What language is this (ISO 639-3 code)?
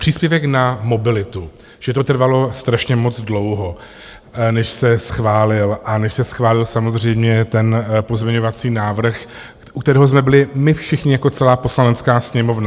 ces